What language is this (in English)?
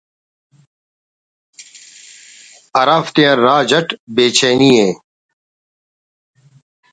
Brahui